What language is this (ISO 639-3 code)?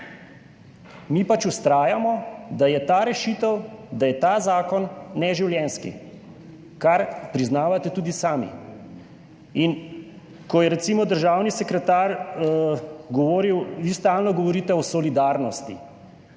slv